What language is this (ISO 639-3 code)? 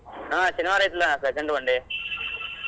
kan